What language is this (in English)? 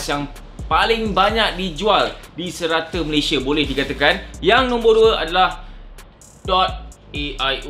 Malay